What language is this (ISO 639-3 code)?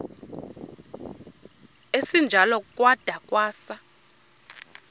xho